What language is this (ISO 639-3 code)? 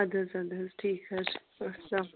kas